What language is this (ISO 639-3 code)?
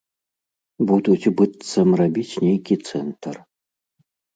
bel